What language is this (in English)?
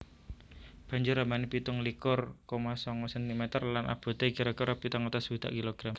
Javanese